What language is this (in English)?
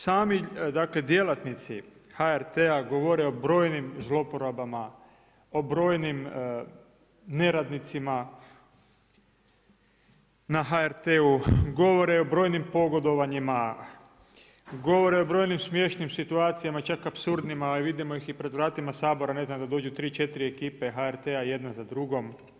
Croatian